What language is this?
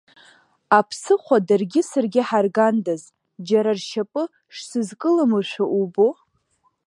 Abkhazian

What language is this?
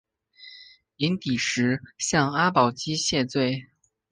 Chinese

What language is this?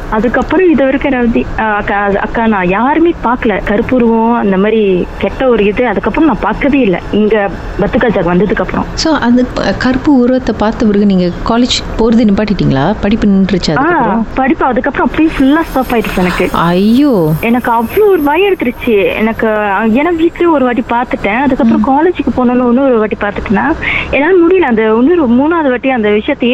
Tamil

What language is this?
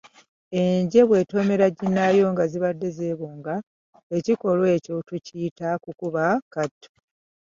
Ganda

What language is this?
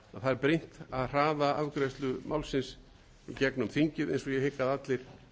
Icelandic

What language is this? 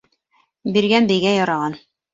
Bashkir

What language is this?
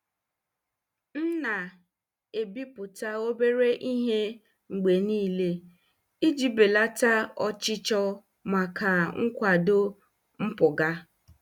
Igbo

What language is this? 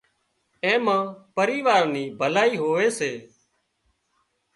Wadiyara Koli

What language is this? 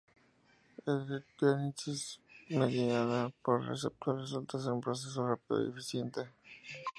Spanish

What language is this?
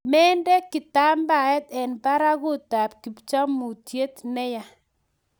Kalenjin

